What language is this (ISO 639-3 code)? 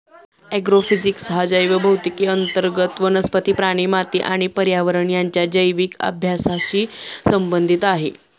mar